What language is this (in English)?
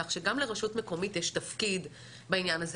Hebrew